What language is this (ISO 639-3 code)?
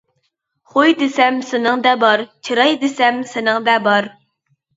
uig